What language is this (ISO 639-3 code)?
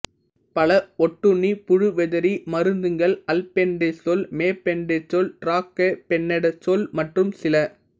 tam